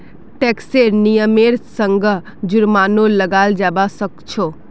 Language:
Magahi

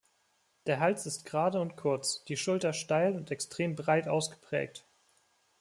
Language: German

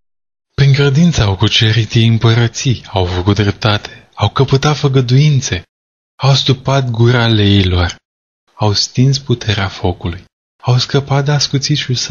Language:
Romanian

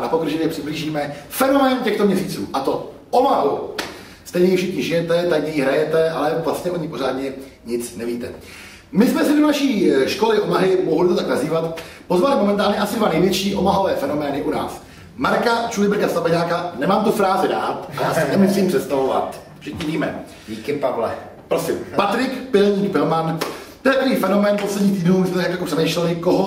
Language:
Czech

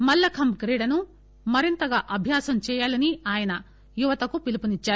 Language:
Telugu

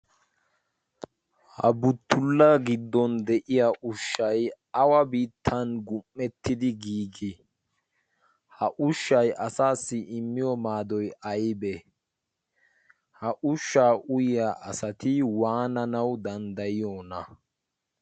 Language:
Wolaytta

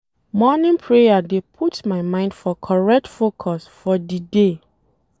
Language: Nigerian Pidgin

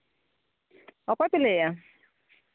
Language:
Santali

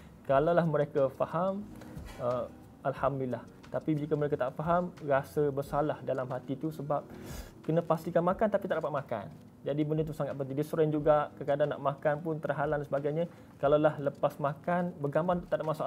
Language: Malay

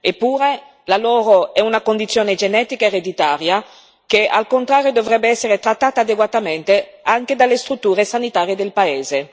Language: Italian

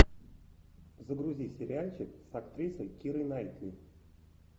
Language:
Russian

